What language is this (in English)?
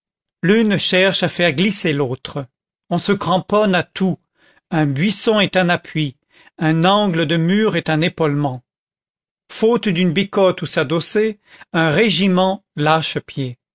French